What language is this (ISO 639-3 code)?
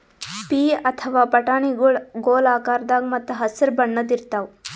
kan